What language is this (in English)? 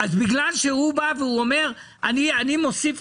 Hebrew